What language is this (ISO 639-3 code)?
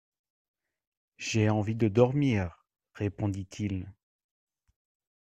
fra